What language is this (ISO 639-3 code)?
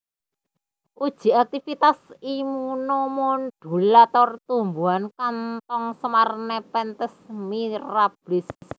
jav